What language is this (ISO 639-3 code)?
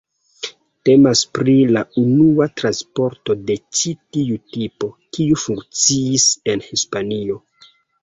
epo